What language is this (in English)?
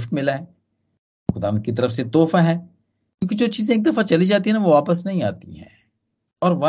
Hindi